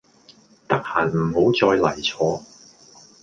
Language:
Cantonese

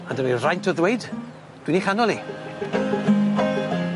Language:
Welsh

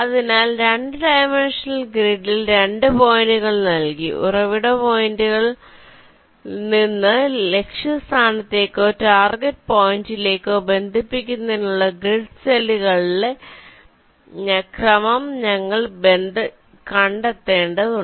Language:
Malayalam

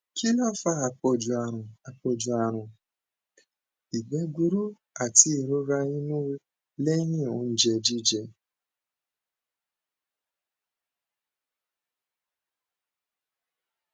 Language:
Yoruba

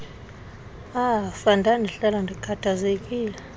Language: Xhosa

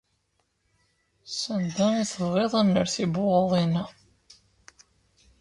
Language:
Kabyle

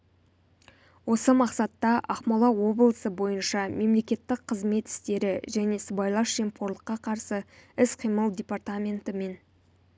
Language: Kazakh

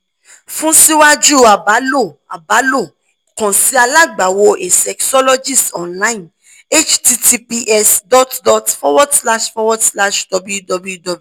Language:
Yoruba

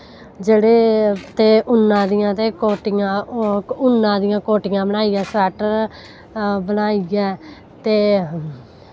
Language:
Dogri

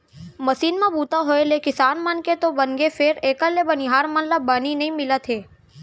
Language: Chhattisgarhi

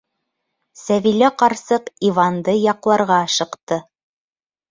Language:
Bashkir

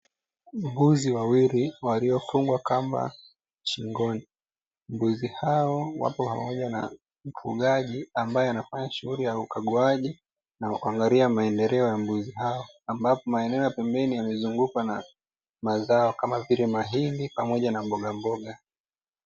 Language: Swahili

